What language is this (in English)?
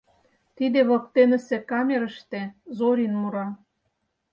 Mari